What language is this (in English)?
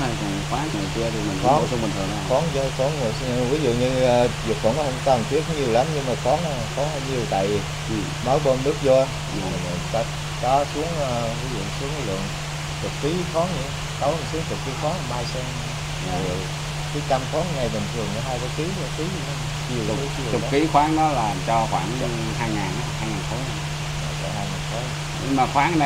Vietnamese